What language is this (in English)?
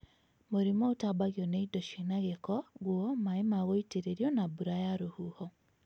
Kikuyu